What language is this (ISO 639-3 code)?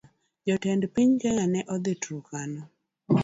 luo